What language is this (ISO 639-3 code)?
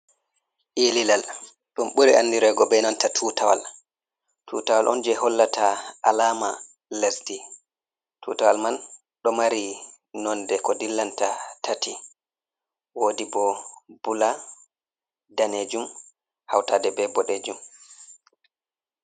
ful